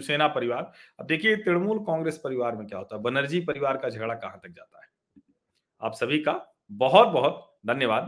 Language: Hindi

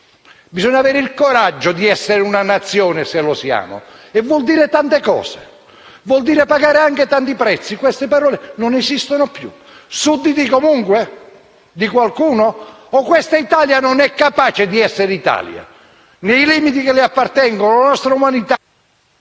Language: Italian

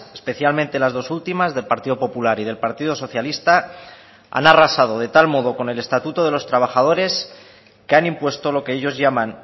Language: Spanish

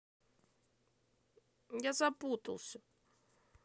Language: Russian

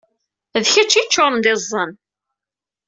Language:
Kabyle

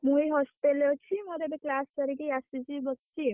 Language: Odia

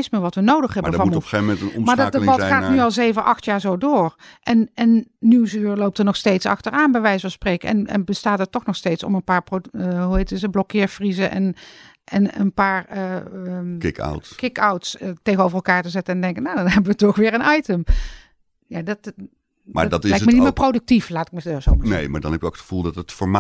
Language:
Dutch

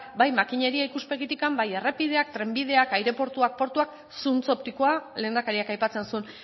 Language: Basque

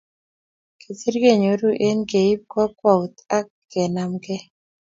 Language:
Kalenjin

